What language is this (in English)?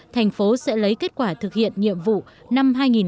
Vietnamese